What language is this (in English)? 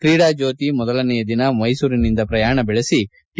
Kannada